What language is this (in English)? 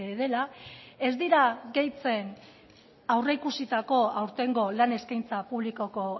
Basque